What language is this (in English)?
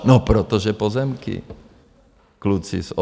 Czech